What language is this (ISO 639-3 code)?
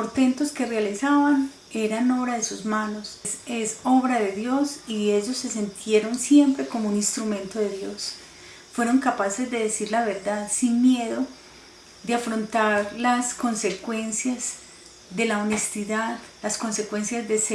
spa